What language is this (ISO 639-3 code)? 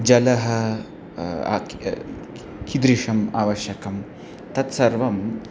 san